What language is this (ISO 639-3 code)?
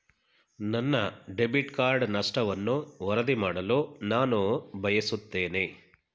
kan